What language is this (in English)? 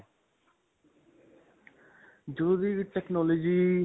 Punjabi